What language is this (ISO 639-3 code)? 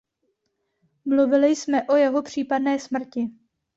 ces